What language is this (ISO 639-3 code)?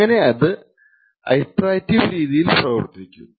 mal